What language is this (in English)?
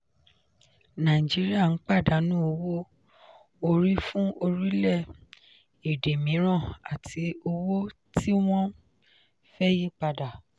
Yoruba